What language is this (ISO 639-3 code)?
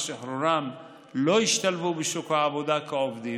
heb